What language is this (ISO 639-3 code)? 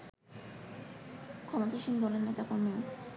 ben